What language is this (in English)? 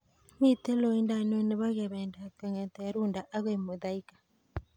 Kalenjin